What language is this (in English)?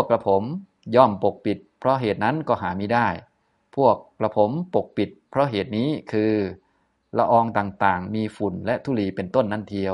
Thai